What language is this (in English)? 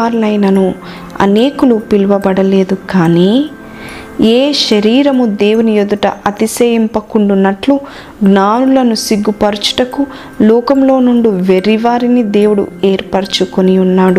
Telugu